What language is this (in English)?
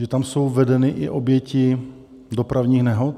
Czech